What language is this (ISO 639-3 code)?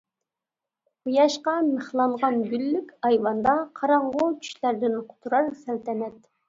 uig